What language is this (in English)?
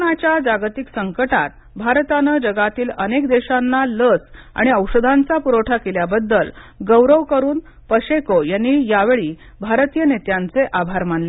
Marathi